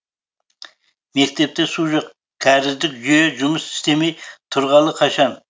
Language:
Kazakh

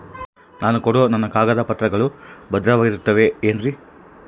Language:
Kannada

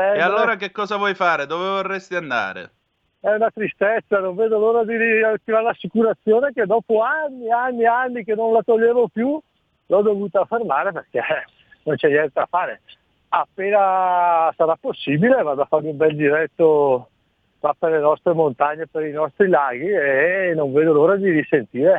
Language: Italian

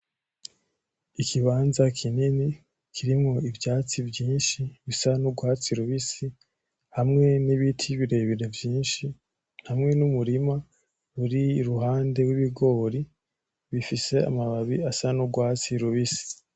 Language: Rundi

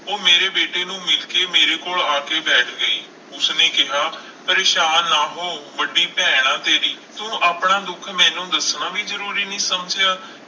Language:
Punjabi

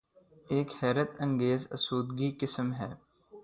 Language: Urdu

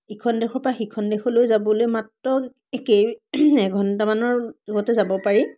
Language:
Assamese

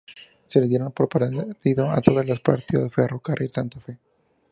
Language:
Spanish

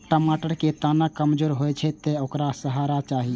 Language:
Maithili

